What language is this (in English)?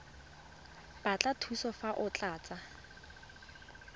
Tswana